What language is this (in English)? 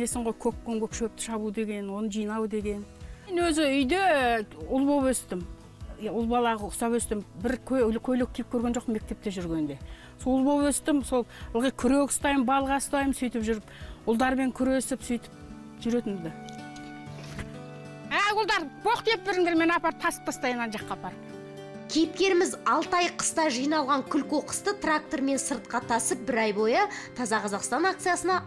Russian